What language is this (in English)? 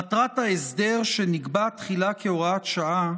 Hebrew